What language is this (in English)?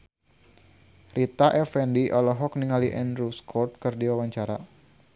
Sundanese